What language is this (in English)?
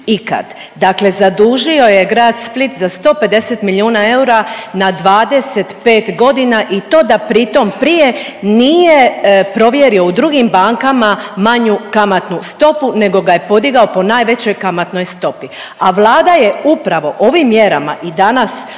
Croatian